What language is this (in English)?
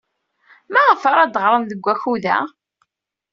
Kabyle